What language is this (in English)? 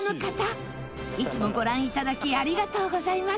Japanese